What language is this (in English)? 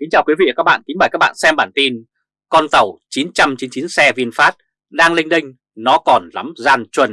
Vietnamese